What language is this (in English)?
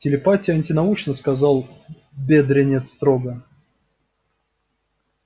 Russian